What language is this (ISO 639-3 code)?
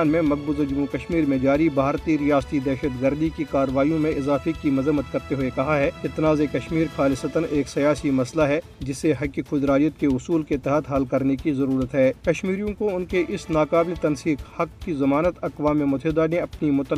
urd